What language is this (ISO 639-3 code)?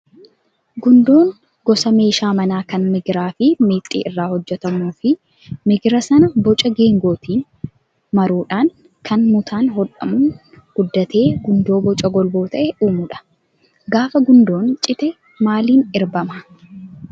orm